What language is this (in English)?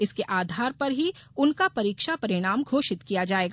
Hindi